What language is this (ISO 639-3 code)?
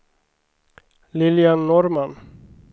swe